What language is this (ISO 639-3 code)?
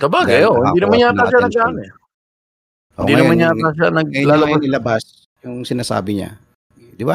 fil